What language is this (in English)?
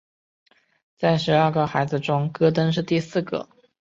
Chinese